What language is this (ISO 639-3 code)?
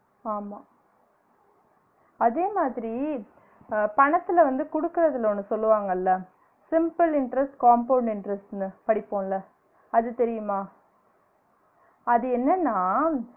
tam